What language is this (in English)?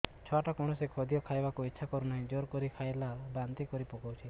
Odia